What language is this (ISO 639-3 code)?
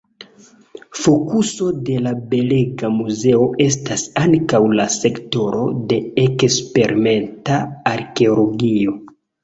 epo